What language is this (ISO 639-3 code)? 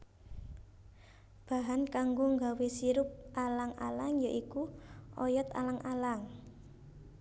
jav